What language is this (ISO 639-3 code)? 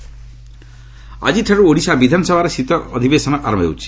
ori